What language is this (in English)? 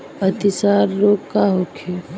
Bhojpuri